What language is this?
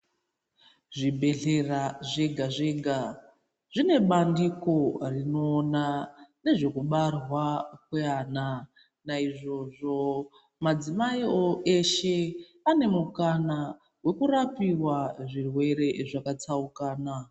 Ndau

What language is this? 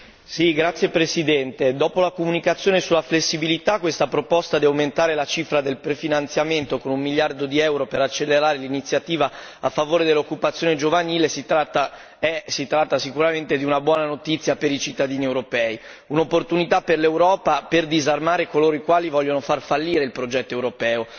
Italian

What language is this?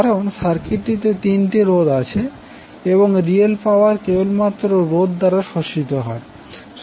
Bangla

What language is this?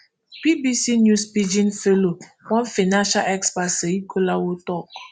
Nigerian Pidgin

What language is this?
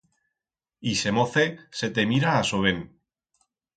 Aragonese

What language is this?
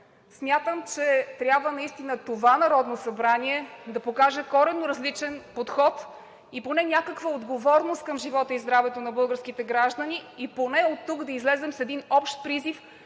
Bulgarian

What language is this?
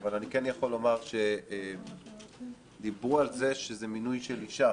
Hebrew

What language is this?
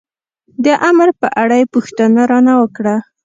Pashto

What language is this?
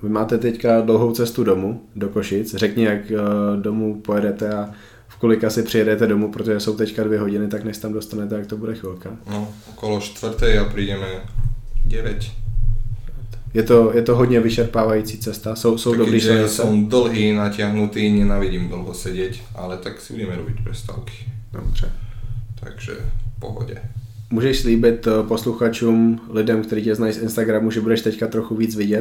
Czech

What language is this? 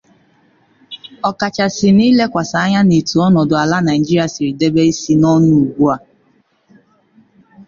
Igbo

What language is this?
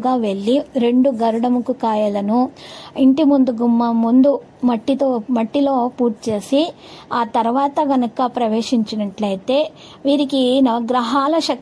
Telugu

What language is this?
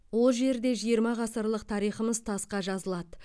Kazakh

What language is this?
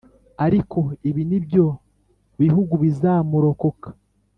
Kinyarwanda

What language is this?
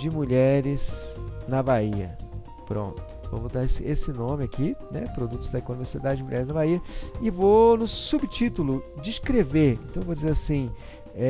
Portuguese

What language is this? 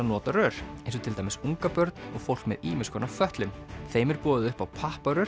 Icelandic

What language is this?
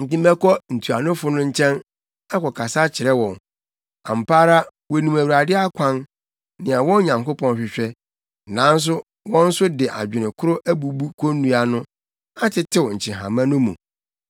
Akan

